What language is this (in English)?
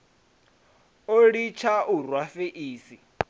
Venda